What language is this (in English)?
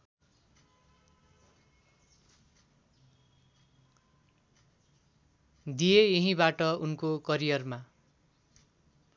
Nepali